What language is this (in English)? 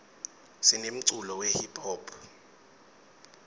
Swati